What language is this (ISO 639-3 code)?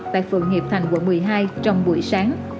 vie